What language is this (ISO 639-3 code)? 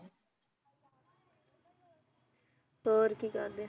pan